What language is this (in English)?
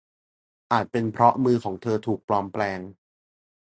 Thai